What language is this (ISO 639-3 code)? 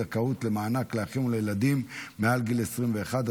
heb